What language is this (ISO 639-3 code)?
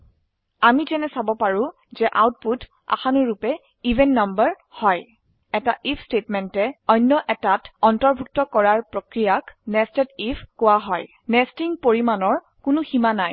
asm